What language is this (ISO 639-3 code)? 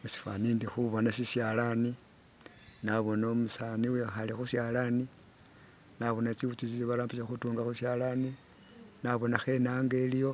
myx